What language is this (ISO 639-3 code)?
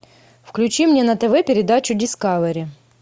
rus